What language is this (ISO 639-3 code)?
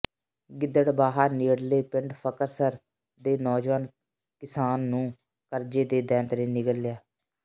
pan